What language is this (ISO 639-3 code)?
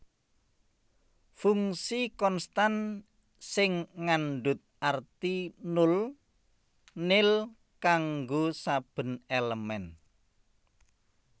jav